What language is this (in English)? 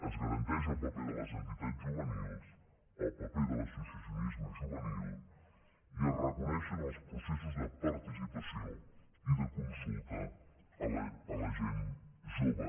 Catalan